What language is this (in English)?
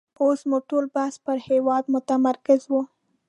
Pashto